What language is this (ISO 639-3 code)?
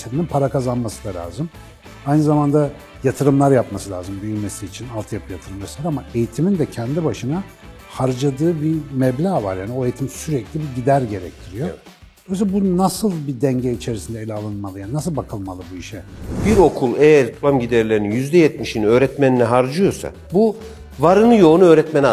tur